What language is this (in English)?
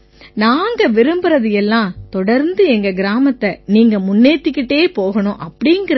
Tamil